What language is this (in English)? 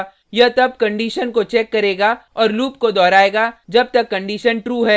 Hindi